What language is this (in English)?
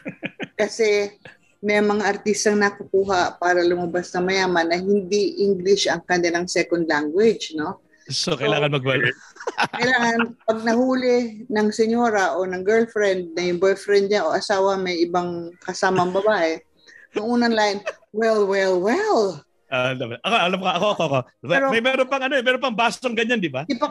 Filipino